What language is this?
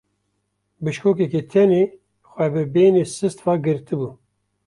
Kurdish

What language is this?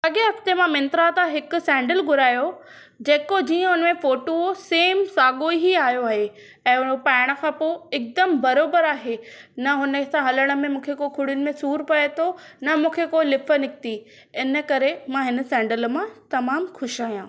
Sindhi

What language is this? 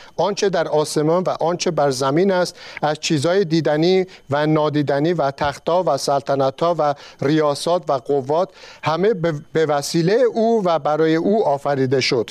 Persian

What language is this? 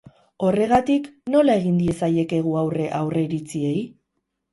Basque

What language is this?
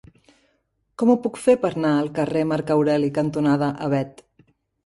Catalan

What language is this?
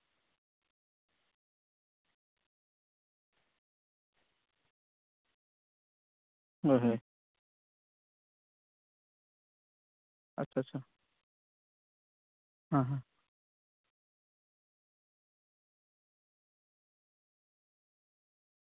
Santali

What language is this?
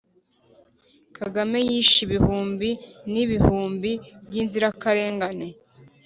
Kinyarwanda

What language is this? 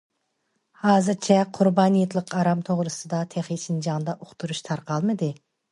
Uyghur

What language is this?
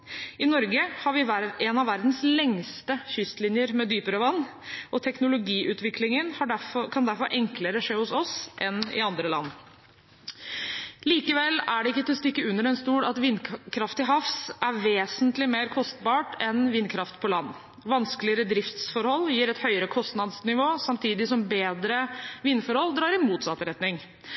Norwegian Bokmål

